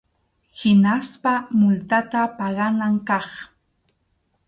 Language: Arequipa-La Unión Quechua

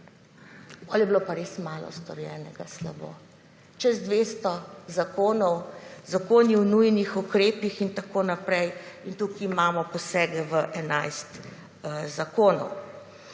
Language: Slovenian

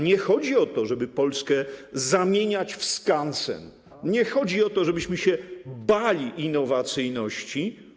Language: Polish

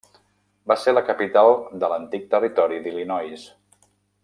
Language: Catalan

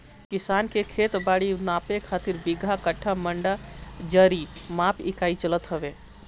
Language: Bhojpuri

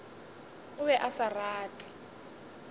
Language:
Northern Sotho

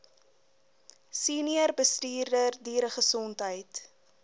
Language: Afrikaans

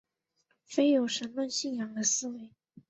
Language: Chinese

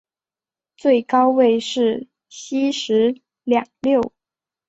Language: Chinese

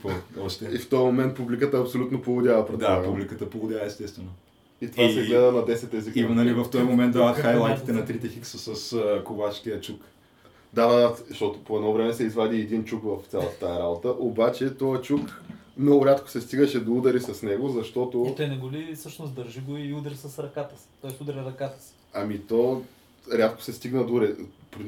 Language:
Bulgarian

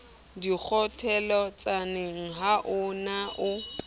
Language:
Southern Sotho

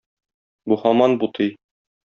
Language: Tatar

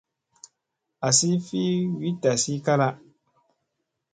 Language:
Musey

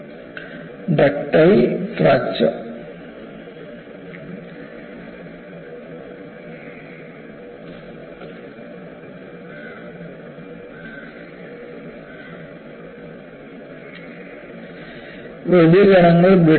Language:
Malayalam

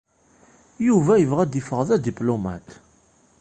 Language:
Kabyle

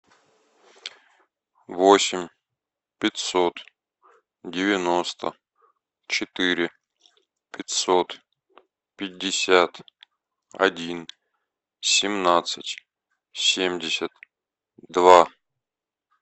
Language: Russian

